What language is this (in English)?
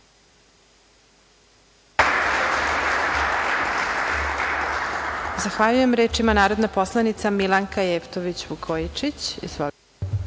Serbian